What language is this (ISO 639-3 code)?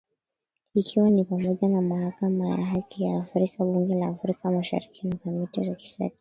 swa